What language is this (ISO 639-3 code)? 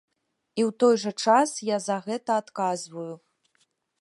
bel